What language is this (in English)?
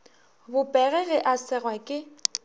Northern Sotho